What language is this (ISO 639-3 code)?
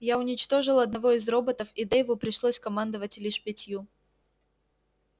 rus